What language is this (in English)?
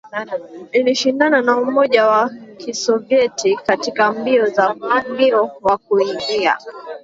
Swahili